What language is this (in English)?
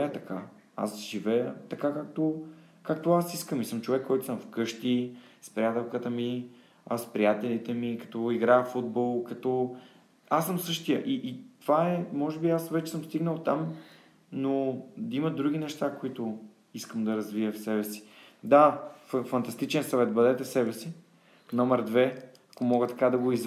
Bulgarian